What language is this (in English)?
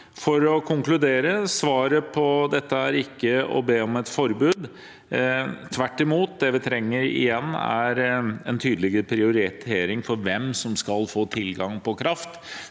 Norwegian